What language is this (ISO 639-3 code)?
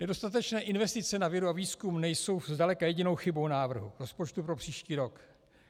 ces